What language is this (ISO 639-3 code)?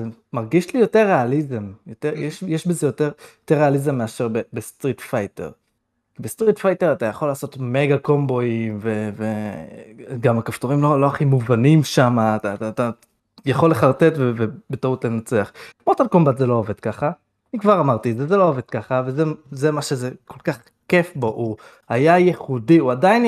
heb